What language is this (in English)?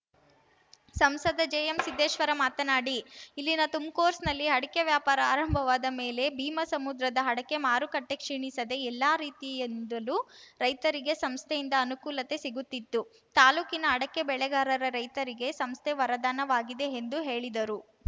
Kannada